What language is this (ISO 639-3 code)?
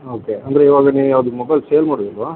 kan